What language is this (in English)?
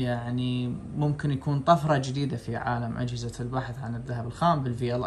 Arabic